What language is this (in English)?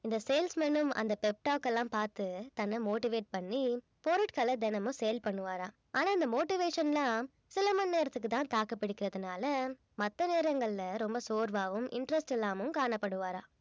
Tamil